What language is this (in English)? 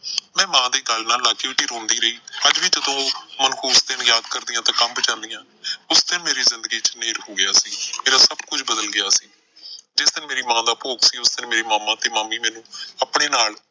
Punjabi